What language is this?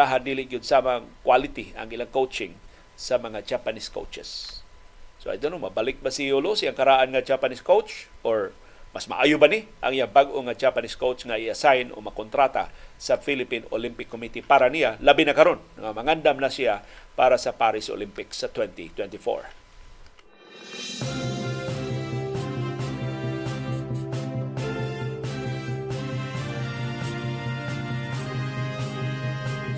Filipino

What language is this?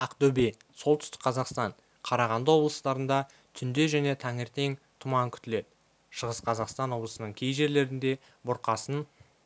Kazakh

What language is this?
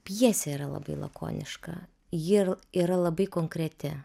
Lithuanian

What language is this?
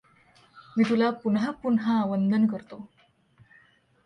Marathi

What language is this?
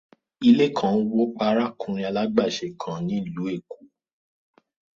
Yoruba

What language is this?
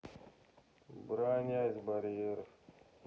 Russian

